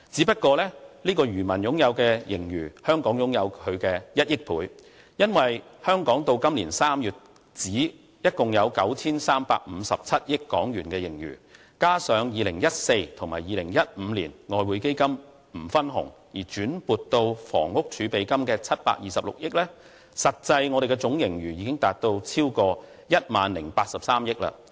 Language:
Cantonese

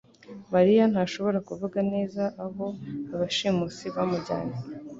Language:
Kinyarwanda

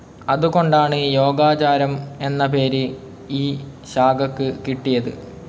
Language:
Malayalam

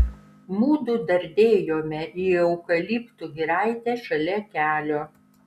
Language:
Lithuanian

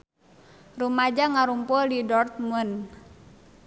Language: Sundanese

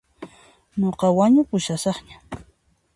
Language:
Puno Quechua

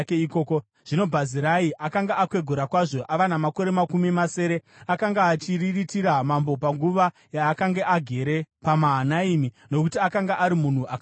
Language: Shona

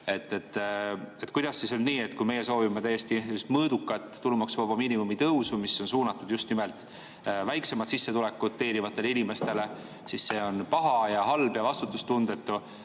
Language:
Estonian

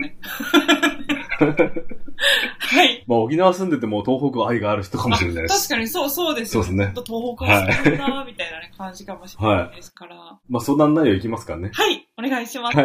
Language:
Japanese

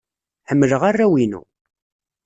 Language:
Kabyle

